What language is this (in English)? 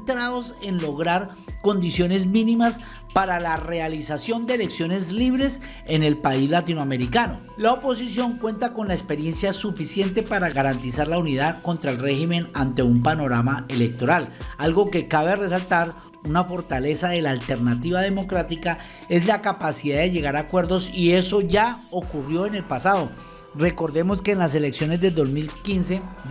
Spanish